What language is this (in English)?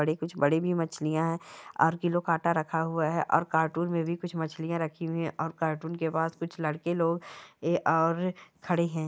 Marwari